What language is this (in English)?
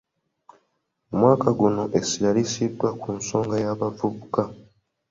Ganda